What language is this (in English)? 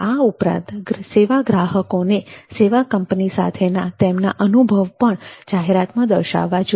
Gujarati